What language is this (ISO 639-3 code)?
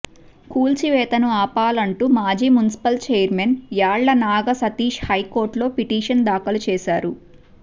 tel